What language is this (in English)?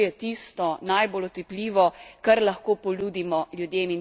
Slovenian